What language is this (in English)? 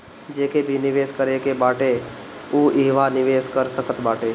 Bhojpuri